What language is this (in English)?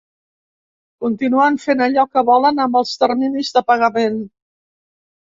Catalan